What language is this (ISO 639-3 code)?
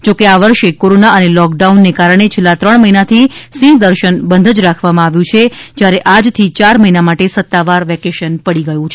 guj